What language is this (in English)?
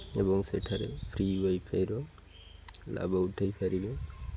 Odia